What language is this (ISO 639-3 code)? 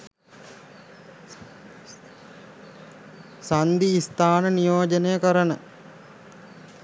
sin